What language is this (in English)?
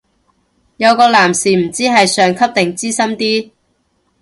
Cantonese